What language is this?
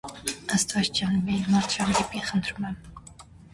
Armenian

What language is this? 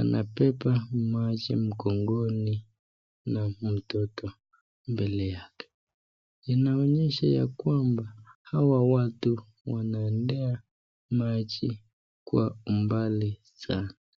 Swahili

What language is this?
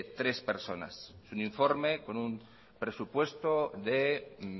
Spanish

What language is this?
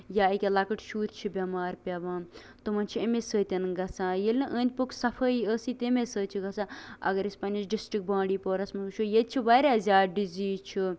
Kashmiri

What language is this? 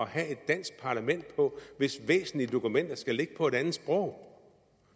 Danish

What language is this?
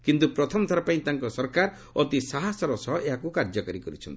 Odia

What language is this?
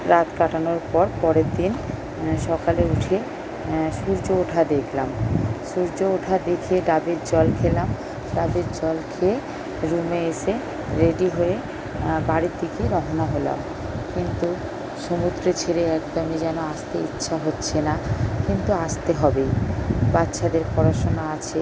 Bangla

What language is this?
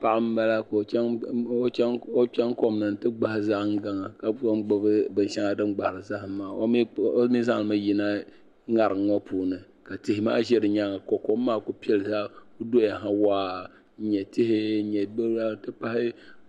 Dagbani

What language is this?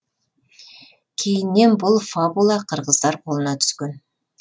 Kazakh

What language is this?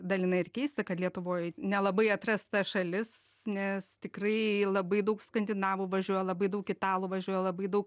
Lithuanian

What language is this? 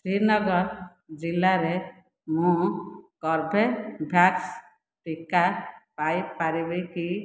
Odia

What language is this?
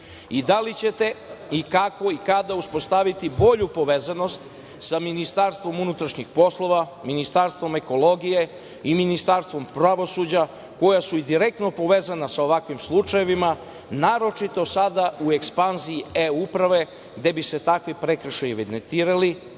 Serbian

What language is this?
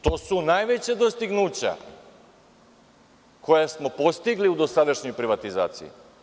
Serbian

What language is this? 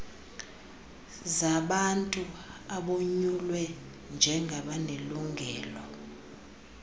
Xhosa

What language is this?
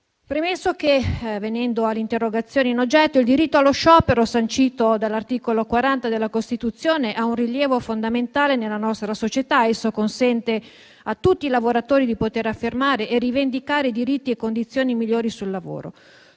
Italian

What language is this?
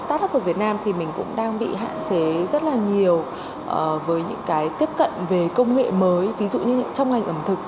Vietnamese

